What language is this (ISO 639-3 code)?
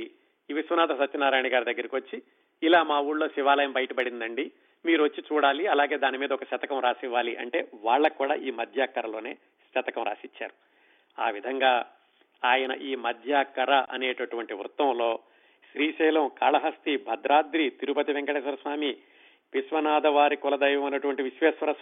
tel